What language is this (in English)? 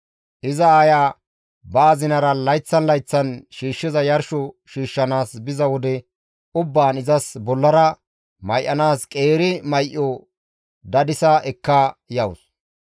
Gamo